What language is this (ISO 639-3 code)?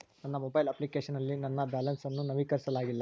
kan